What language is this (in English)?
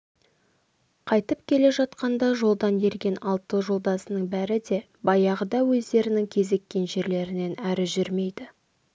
Kazakh